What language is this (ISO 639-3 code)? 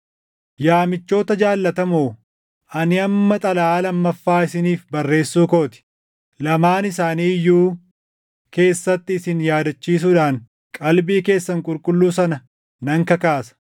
orm